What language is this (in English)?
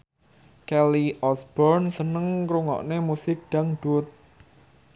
Javanese